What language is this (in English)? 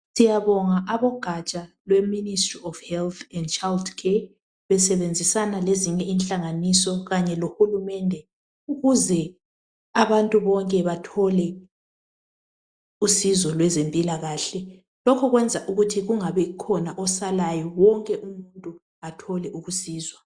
North Ndebele